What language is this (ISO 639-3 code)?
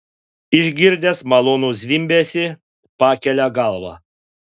lit